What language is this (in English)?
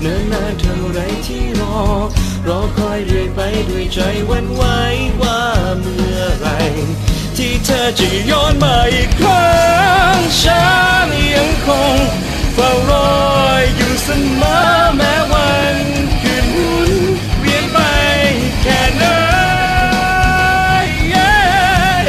Thai